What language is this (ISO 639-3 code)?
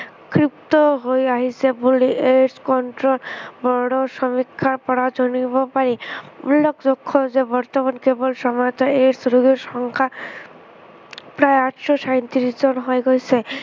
asm